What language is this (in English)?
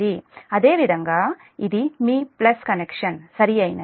Telugu